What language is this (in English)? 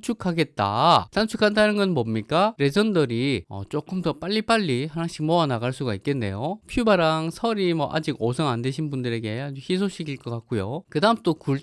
Korean